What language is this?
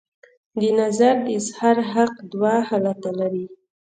Pashto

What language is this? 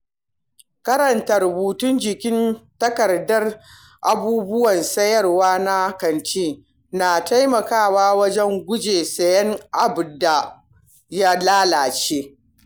Hausa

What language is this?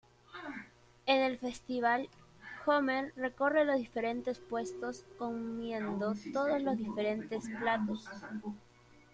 Spanish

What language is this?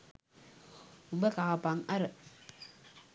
Sinhala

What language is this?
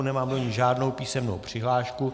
Czech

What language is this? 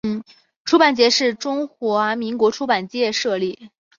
Chinese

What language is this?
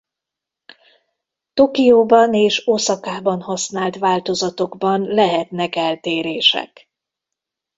Hungarian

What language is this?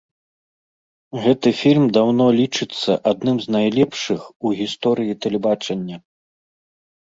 Belarusian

